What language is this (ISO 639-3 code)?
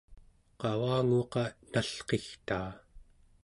esu